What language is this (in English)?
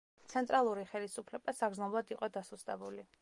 Georgian